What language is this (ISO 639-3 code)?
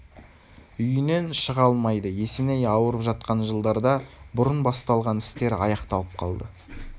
kaz